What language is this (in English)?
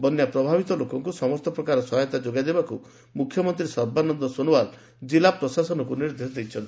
Odia